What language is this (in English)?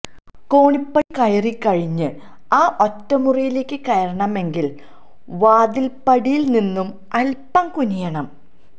Malayalam